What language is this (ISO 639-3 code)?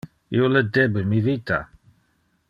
ina